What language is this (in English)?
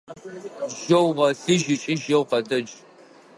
Adyghe